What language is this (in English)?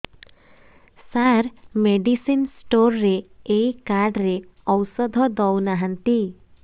Odia